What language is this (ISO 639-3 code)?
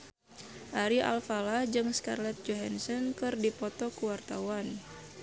sun